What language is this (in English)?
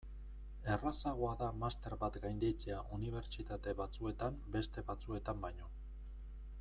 Basque